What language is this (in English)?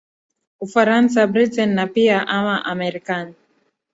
Swahili